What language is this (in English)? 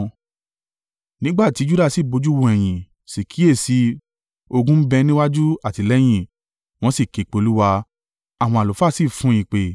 Yoruba